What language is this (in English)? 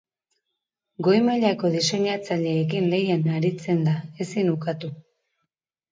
Basque